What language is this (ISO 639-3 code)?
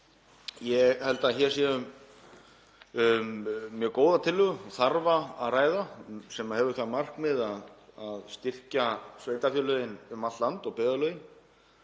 isl